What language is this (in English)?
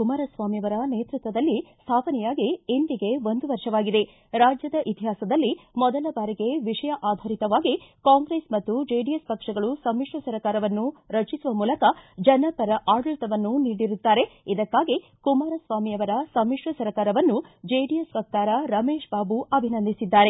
Kannada